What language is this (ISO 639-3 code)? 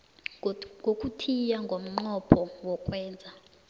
nbl